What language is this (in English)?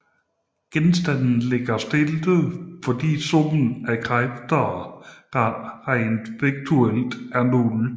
Danish